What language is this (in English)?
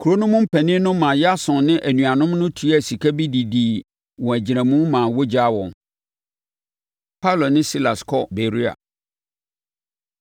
Akan